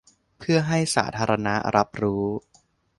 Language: Thai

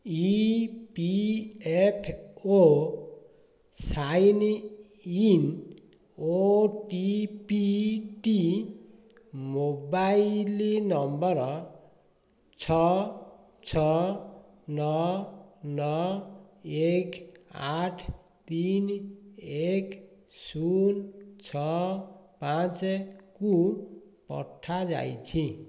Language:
Odia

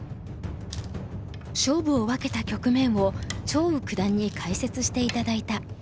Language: Japanese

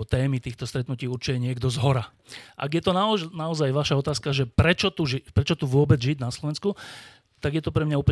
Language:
Slovak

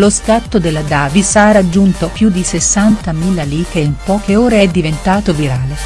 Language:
Italian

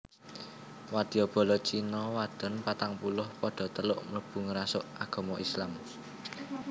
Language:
Javanese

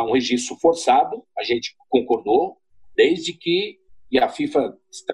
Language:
Portuguese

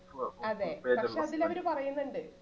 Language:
Malayalam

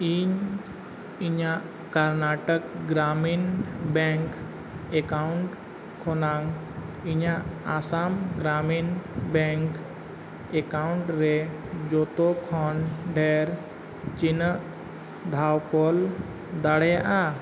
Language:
Santali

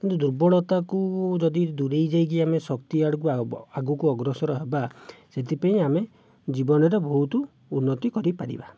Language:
Odia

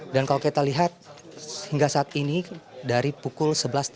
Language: Indonesian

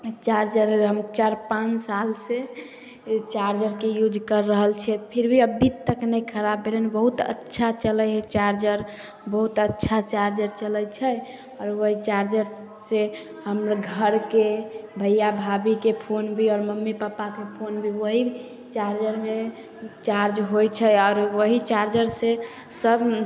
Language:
Maithili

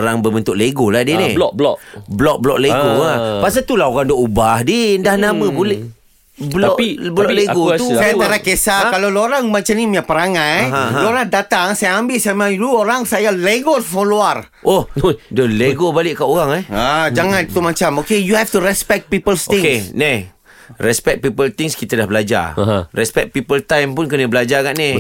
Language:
Malay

